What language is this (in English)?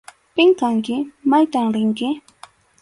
Arequipa-La Unión Quechua